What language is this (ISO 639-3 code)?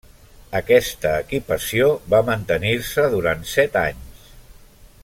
cat